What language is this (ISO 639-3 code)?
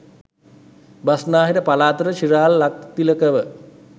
sin